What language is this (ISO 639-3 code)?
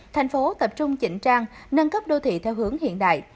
vie